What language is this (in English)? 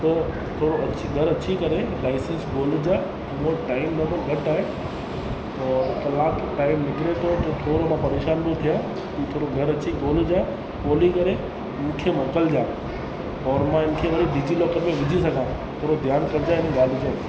Sindhi